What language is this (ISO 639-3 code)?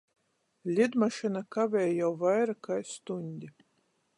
ltg